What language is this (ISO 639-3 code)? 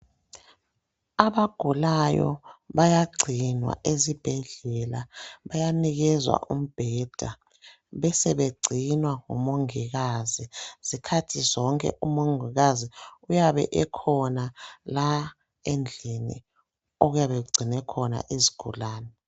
nde